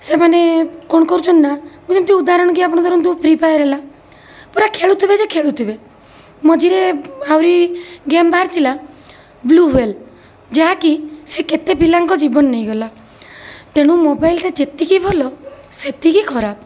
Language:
Odia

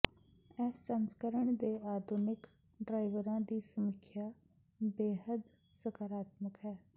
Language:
Punjabi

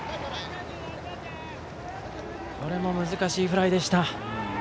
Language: Japanese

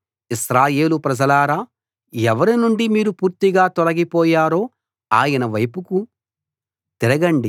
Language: Telugu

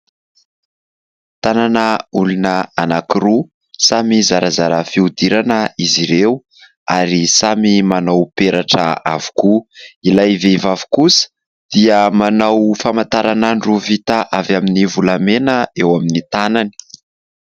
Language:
Malagasy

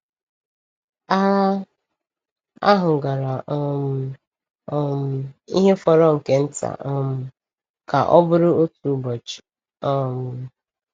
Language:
Igbo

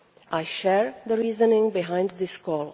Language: English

